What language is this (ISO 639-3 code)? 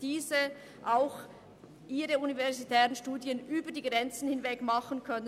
gsw